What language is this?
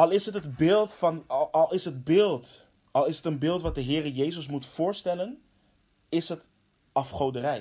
Dutch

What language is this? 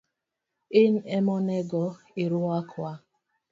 Luo (Kenya and Tanzania)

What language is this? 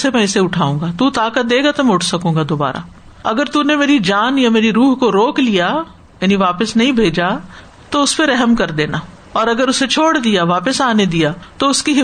Urdu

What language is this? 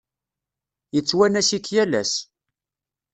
Kabyle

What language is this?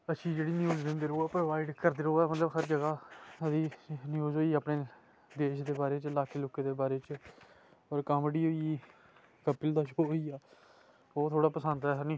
Dogri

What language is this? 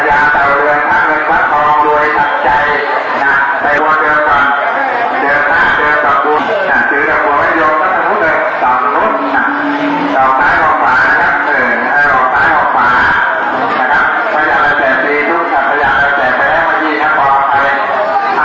Thai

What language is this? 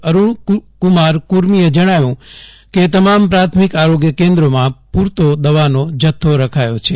Gujarati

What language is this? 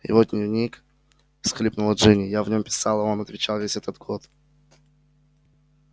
Russian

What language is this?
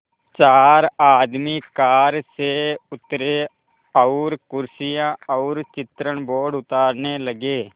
Hindi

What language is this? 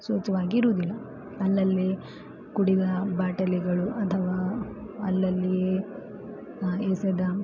Kannada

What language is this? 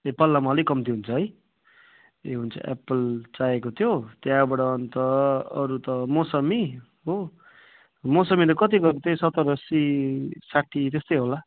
Nepali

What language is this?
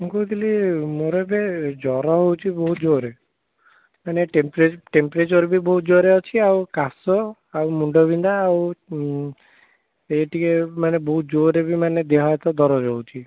Odia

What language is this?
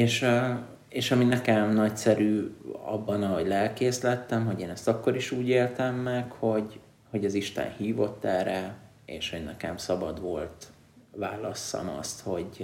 Hungarian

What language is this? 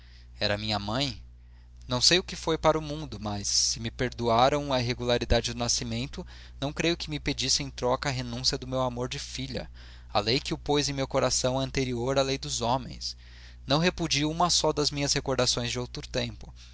Portuguese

